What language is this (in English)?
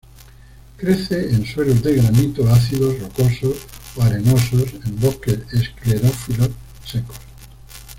Spanish